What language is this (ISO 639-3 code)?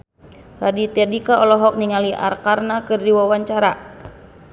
sun